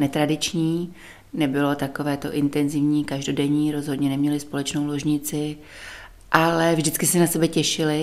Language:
Czech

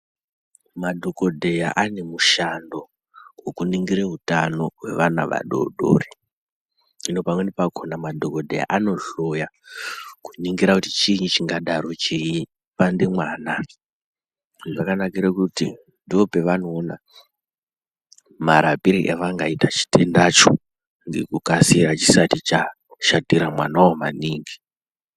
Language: Ndau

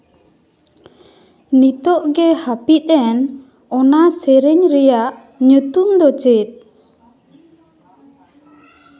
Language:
Santali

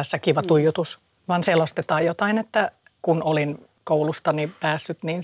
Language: Finnish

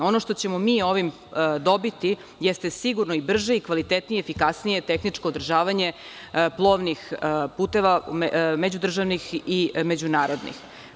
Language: Serbian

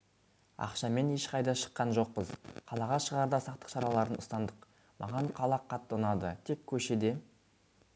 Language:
Kazakh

